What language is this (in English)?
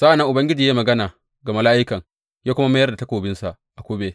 Hausa